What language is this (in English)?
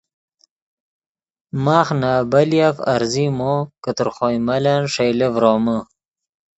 Yidgha